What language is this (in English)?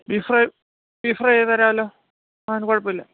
Malayalam